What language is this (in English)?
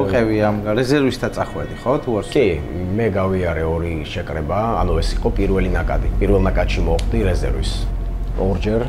Romanian